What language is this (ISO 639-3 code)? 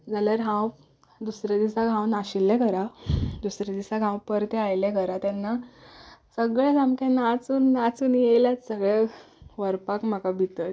kok